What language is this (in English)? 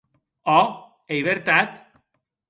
Occitan